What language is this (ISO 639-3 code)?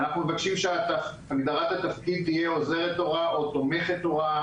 heb